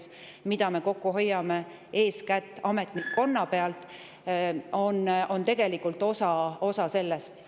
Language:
Estonian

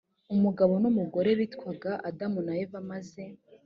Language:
Kinyarwanda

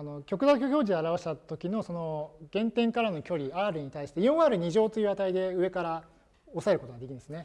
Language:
Japanese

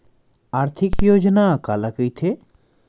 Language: Chhattisgarhi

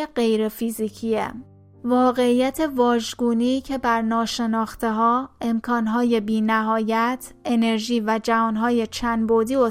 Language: Persian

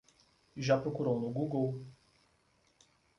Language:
Portuguese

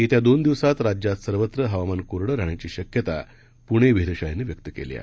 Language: Marathi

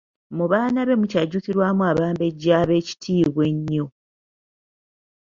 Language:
Ganda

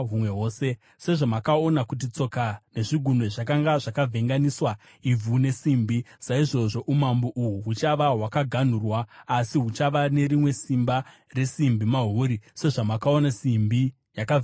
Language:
Shona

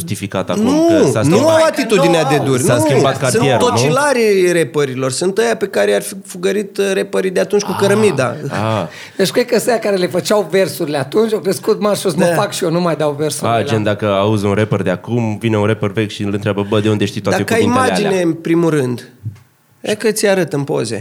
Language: Romanian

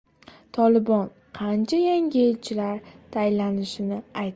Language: Uzbek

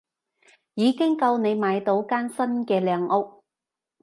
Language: Cantonese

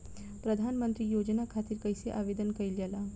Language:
Bhojpuri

